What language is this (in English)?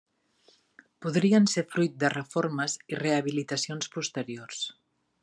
Catalan